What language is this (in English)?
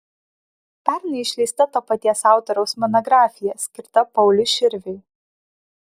Lithuanian